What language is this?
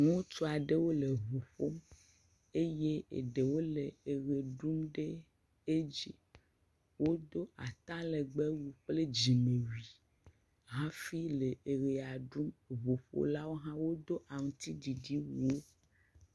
Ewe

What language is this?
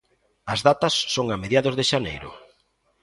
Galician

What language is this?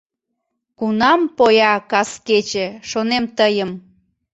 Mari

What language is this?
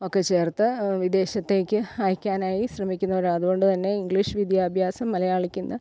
Malayalam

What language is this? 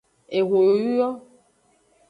Aja (Benin)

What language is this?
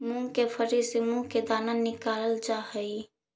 Magahi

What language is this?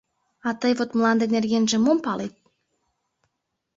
Mari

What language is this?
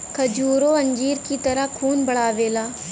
Bhojpuri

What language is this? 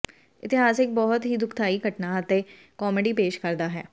Punjabi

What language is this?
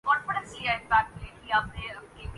Urdu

